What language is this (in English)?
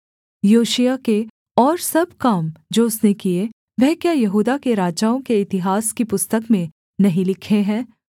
Hindi